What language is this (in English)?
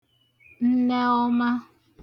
Igbo